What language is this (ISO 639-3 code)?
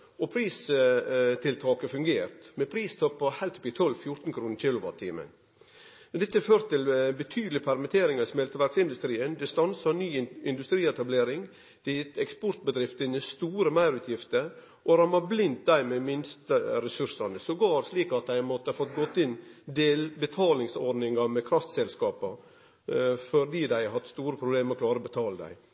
nno